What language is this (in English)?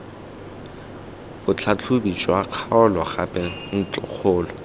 Tswana